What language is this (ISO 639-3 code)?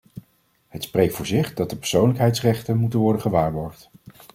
nld